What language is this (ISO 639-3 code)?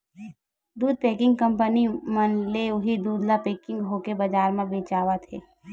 hne